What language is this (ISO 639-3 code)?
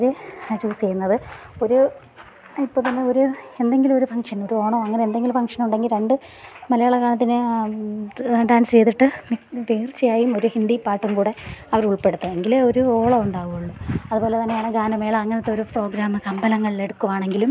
mal